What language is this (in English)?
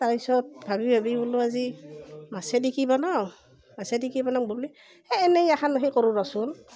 Assamese